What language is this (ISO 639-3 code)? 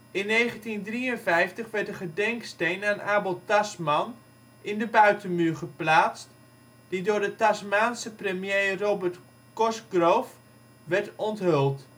nld